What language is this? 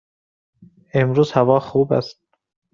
Persian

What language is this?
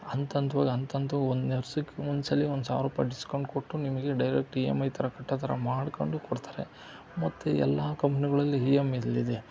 Kannada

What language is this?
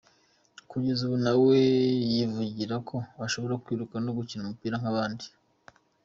Kinyarwanda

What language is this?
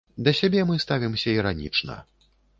Belarusian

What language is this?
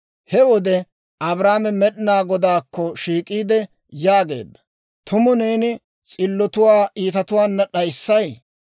Dawro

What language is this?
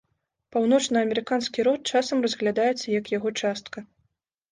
Belarusian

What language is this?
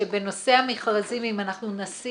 Hebrew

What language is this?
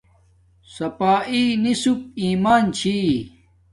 Domaaki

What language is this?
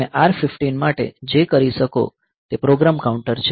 Gujarati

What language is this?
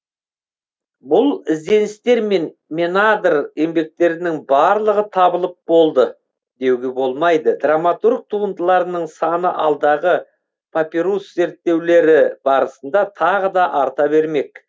Kazakh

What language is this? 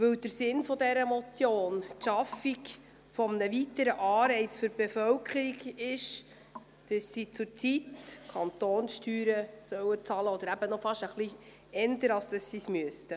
Swiss German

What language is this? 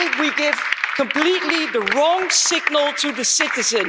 English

